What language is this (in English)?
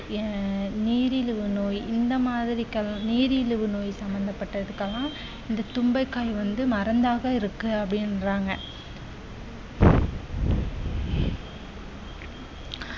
Tamil